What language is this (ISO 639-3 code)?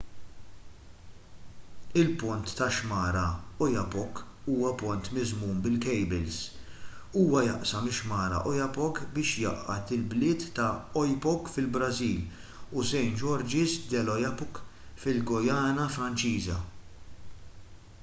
mlt